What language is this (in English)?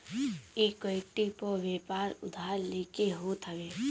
Bhojpuri